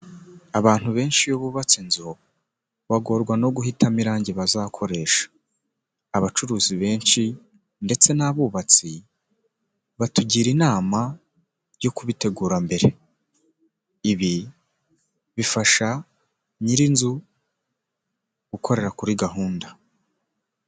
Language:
Kinyarwanda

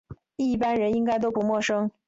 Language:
Chinese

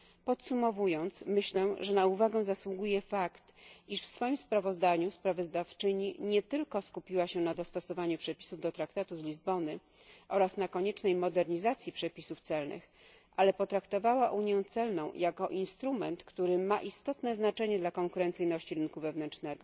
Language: Polish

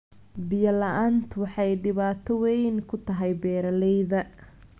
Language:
Somali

